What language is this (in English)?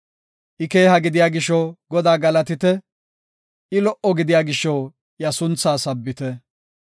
Gofa